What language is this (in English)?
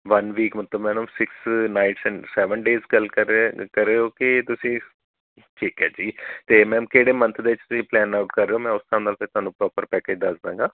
Punjabi